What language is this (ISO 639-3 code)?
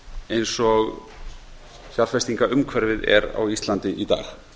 isl